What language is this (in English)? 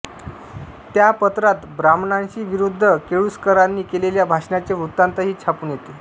Marathi